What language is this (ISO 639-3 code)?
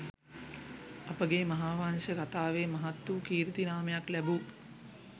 sin